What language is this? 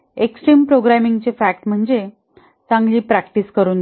Marathi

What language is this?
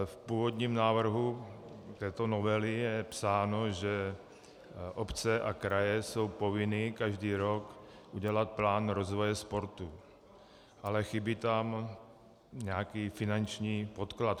Czech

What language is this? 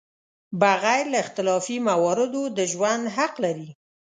Pashto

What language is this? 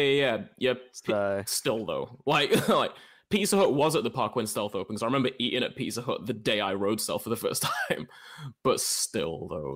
English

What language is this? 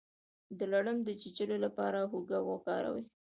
Pashto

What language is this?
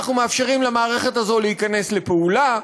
Hebrew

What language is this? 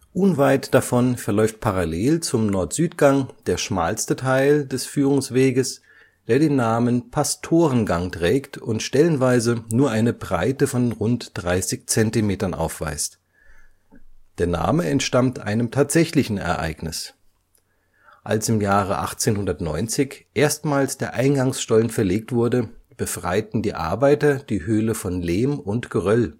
German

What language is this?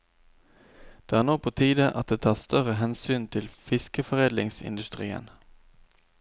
Norwegian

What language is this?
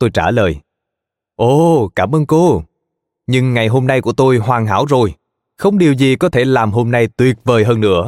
Vietnamese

